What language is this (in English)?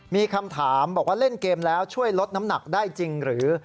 Thai